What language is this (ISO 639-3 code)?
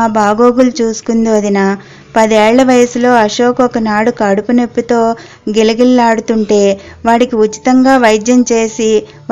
tel